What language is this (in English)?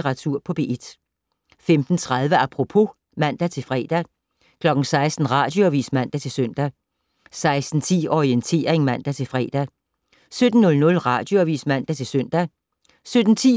Danish